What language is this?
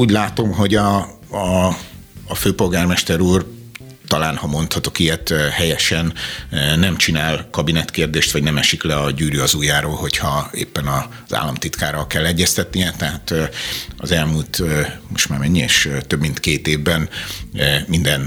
Hungarian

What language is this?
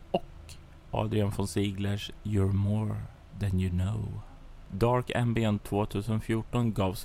Swedish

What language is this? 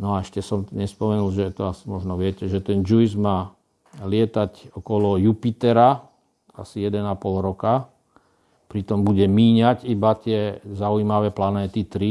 Slovak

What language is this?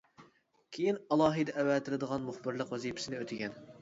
Uyghur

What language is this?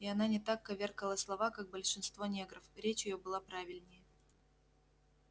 Russian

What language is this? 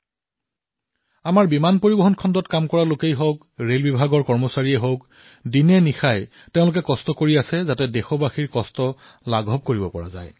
Assamese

